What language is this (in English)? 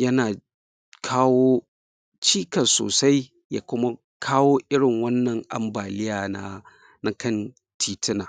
Hausa